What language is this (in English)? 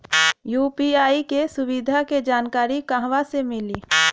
Bhojpuri